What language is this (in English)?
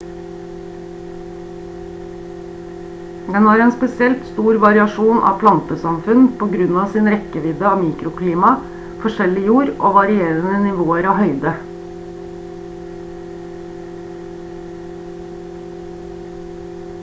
Norwegian Bokmål